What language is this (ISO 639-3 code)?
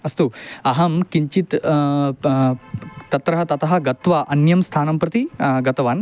san